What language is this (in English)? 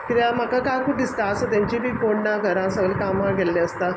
Konkani